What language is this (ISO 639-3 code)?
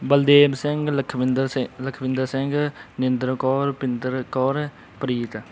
pan